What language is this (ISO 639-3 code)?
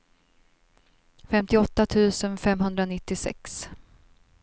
swe